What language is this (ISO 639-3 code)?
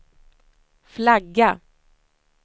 swe